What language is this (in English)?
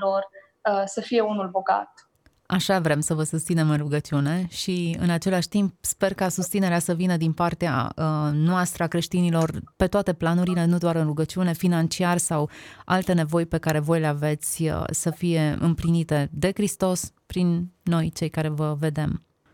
Romanian